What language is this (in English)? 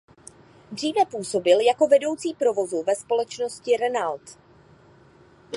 Czech